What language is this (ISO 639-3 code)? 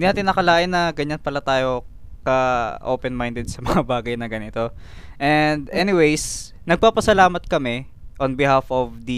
fil